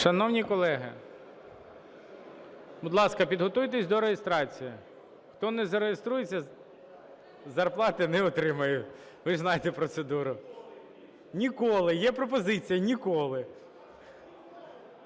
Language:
Ukrainian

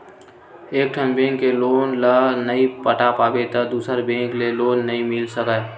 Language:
Chhattisgarhi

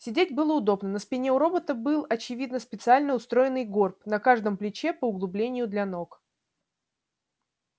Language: Russian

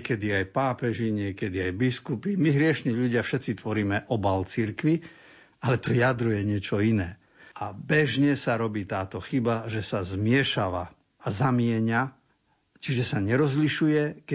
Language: Slovak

